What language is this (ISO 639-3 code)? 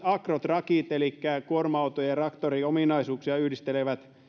fin